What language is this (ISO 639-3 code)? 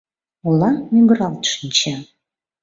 chm